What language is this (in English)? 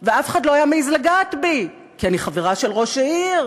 Hebrew